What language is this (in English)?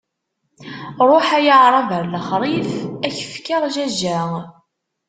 Kabyle